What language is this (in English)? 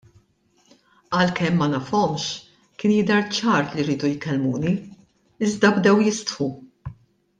Maltese